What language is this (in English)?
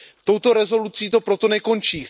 Czech